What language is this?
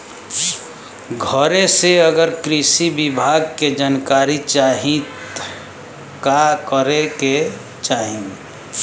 Bhojpuri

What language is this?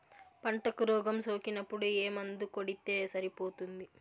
Telugu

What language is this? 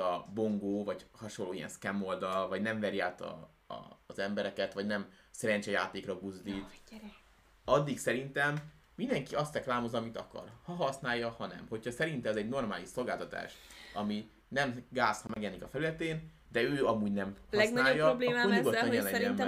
Hungarian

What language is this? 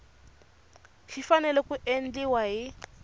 Tsonga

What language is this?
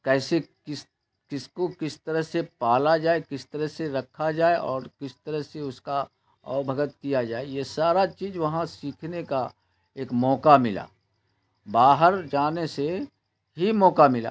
Urdu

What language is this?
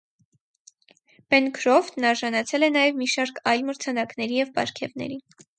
Armenian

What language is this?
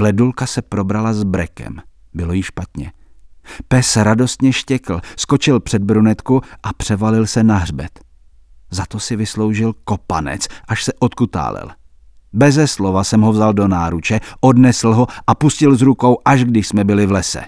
Czech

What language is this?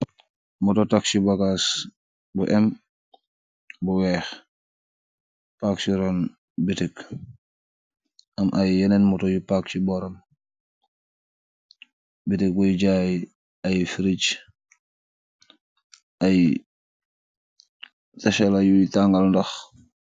Wolof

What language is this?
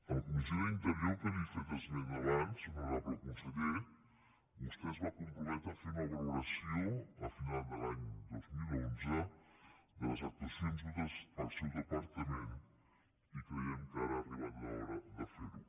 Catalan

